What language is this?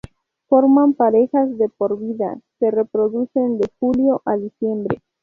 Spanish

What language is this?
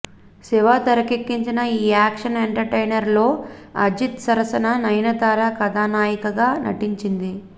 Telugu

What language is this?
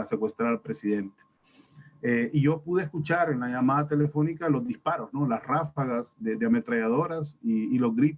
Spanish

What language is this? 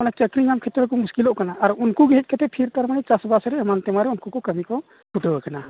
Santali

